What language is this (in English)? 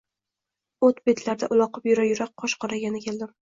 Uzbek